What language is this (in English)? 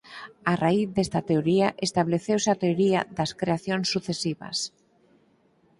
Galician